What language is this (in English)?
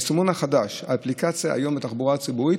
Hebrew